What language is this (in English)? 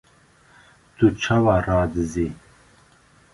Kurdish